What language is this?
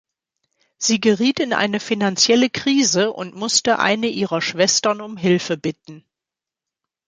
German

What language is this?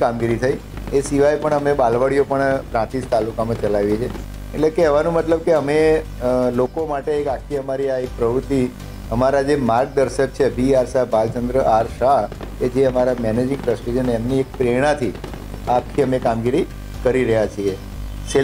Hindi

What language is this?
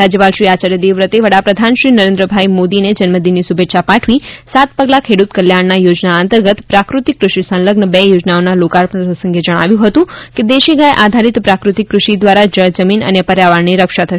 Gujarati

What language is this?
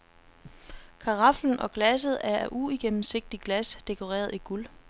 Danish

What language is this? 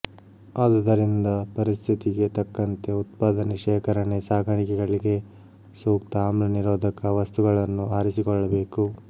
Kannada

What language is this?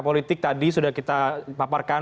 Indonesian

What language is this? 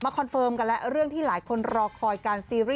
Thai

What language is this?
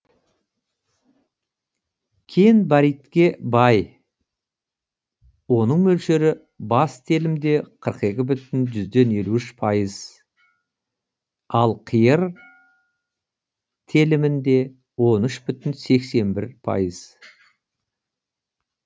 Kazakh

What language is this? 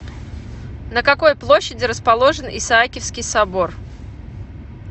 Russian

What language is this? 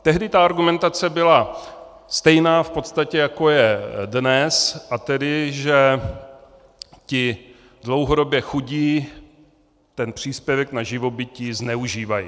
Czech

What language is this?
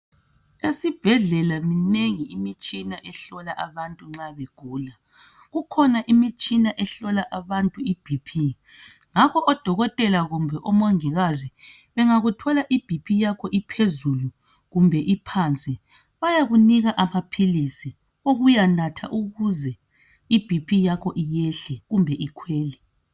North Ndebele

